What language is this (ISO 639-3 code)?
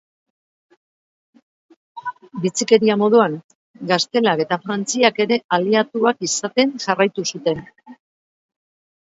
eus